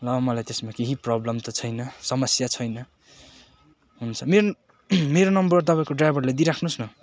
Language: Nepali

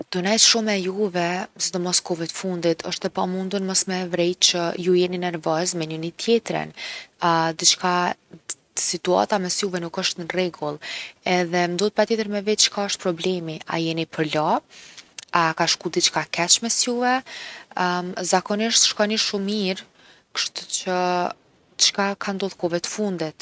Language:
Gheg Albanian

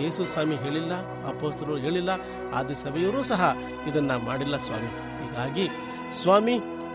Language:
Kannada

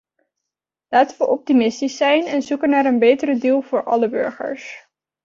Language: Dutch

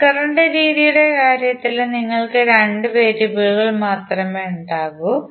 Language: Malayalam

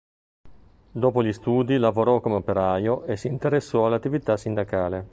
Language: Italian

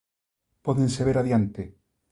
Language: Galician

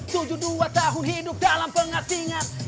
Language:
Indonesian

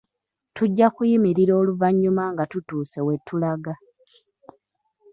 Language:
Ganda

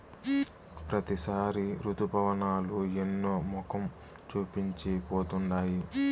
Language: Telugu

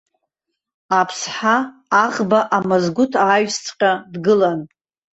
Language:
Abkhazian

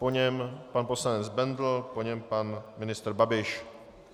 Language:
Czech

